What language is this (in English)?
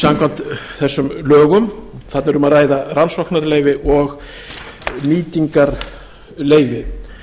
Icelandic